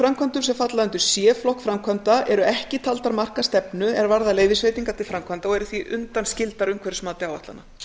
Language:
Icelandic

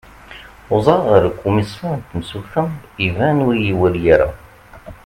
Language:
Kabyle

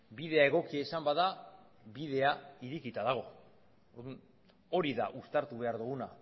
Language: Basque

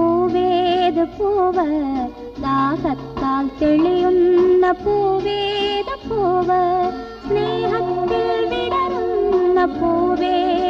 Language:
Thai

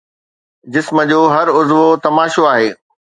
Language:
Sindhi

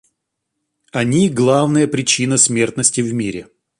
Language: Russian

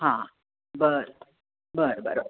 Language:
Marathi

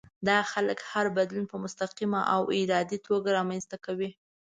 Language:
Pashto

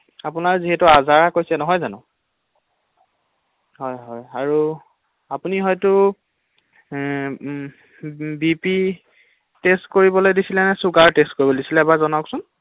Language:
Assamese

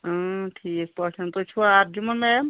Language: Kashmiri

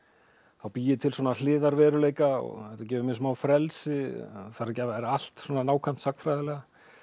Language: Icelandic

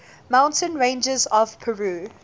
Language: English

